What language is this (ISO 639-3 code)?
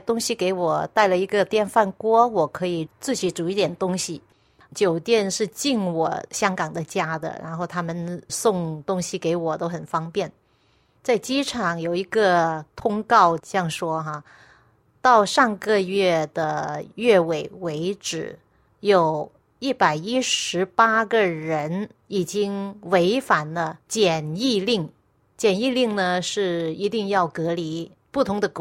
zho